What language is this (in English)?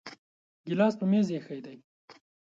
Pashto